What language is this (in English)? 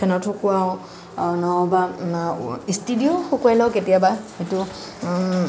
Assamese